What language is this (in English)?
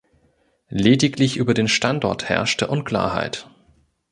German